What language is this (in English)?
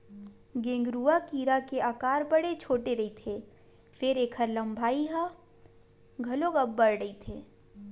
Chhattisgarhi